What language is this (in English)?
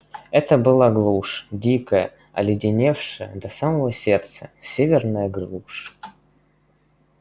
Russian